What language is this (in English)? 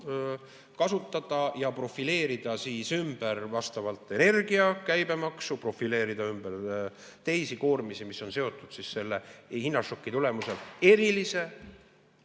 Estonian